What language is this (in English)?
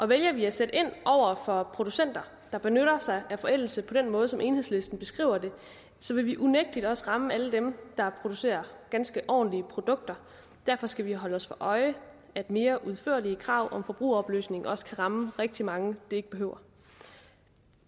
Danish